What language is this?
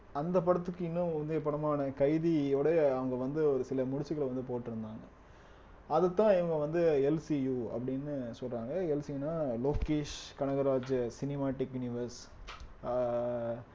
Tamil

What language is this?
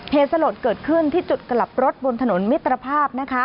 Thai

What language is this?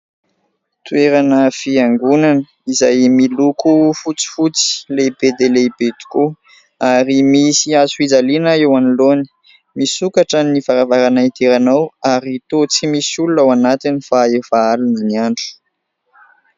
Malagasy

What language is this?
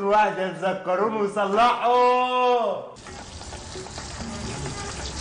Arabic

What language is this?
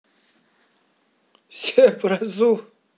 Russian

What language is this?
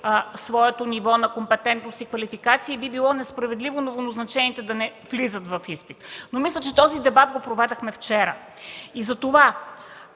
Bulgarian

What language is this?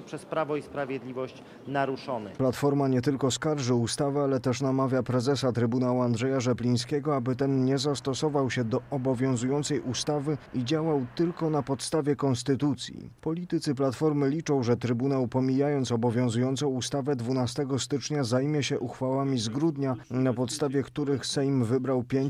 Polish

